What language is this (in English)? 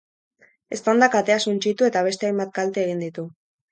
Basque